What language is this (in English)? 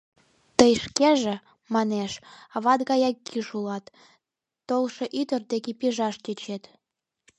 Mari